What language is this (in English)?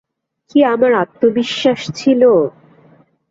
Bangla